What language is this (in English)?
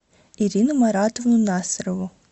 Russian